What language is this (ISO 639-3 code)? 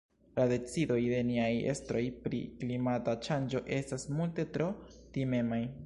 epo